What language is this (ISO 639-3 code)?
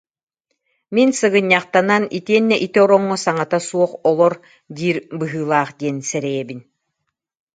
sah